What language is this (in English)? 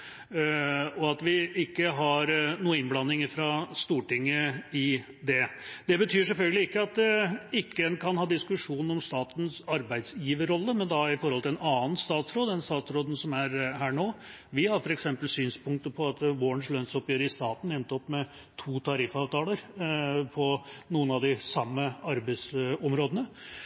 Norwegian Bokmål